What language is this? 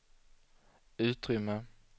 Swedish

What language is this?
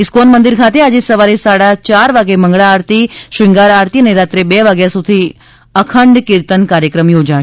Gujarati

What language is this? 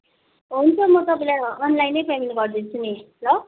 Nepali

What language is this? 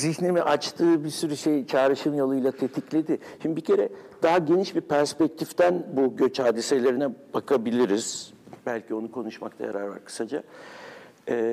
Turkish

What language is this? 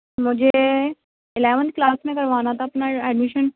Urdu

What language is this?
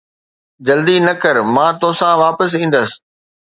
Sindhi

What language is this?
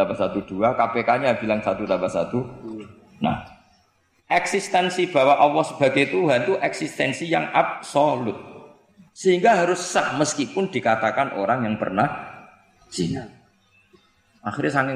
Indonesian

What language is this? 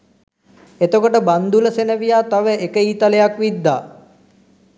Sinhala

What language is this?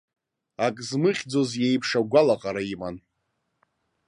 Abkhazian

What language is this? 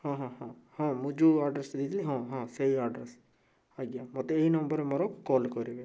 Odia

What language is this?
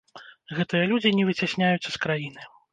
Belarusian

